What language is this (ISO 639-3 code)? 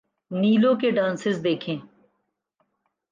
urd